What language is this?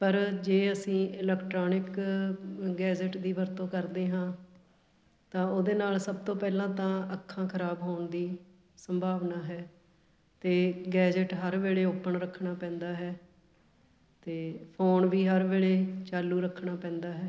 Punjabi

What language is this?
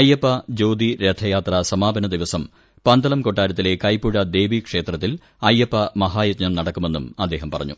Malayalam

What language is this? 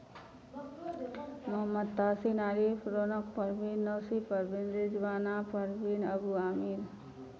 Maithili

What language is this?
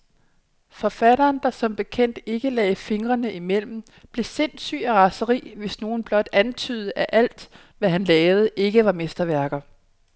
Danish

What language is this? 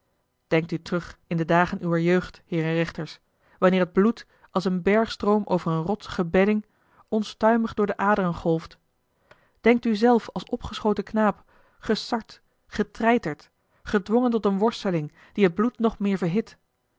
Dutch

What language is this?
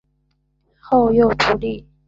Chinese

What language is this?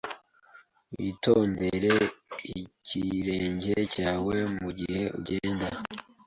Kinyarwanda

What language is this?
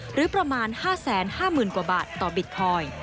Thai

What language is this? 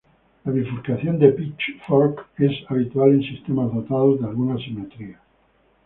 Spanish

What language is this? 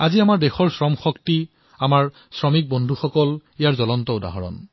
Assamese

